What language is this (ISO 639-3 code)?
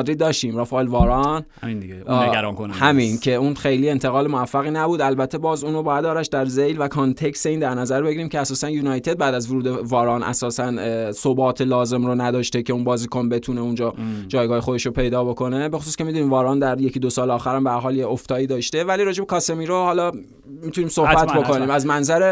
fas